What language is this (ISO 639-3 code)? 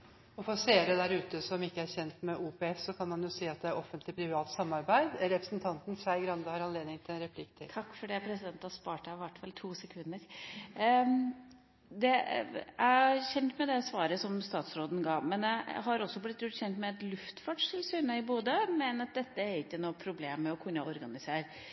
nor